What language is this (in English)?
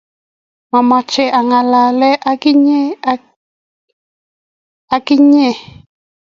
Kalenjin